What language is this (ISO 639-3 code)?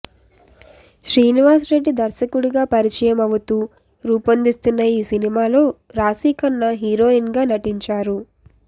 tel